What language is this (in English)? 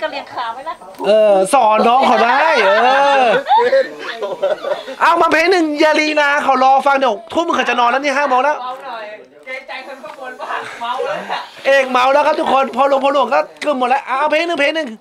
Thai